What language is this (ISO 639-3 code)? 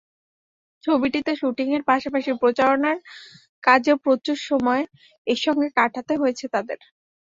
ben